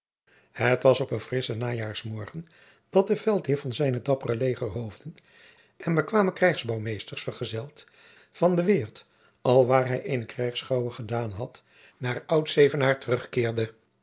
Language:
Dutch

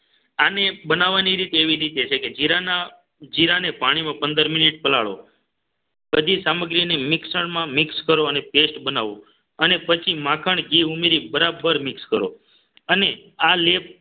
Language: Gujarati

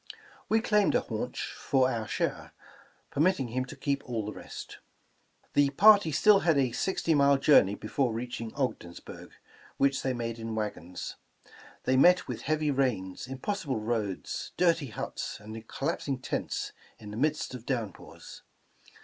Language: English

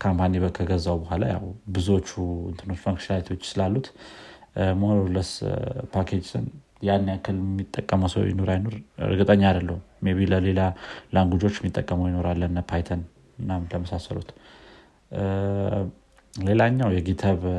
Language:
Amharic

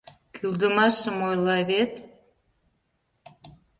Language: Mari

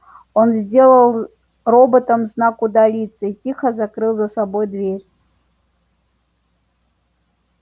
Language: Russian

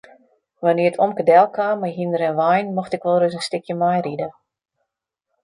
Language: Western Frisian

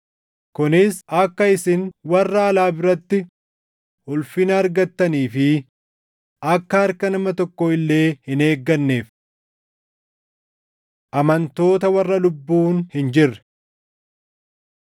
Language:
Oromo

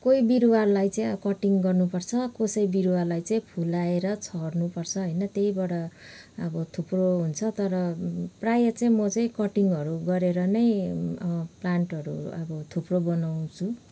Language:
Nepali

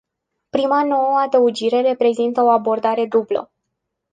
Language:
Romanian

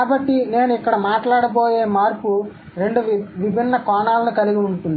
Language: Telugu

